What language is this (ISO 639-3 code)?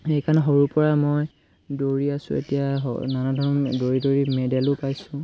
asm